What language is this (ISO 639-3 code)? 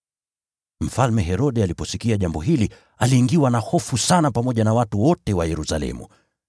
swa